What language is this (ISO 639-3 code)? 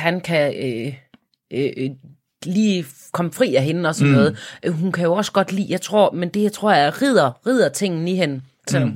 dan